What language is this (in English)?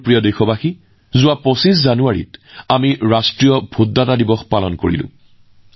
Assamese